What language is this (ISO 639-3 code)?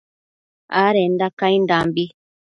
mcf